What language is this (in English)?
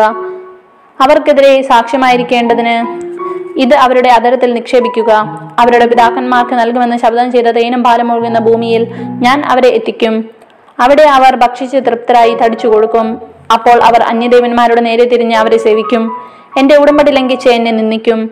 Malayalam